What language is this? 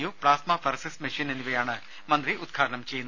Malayalam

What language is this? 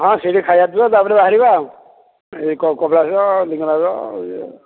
Odia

